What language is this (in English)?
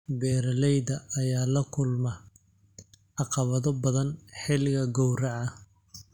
Somali